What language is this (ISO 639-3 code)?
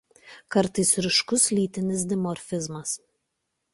lit